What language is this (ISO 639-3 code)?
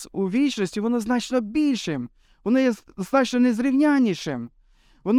ukr